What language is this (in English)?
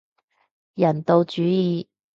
Cantonese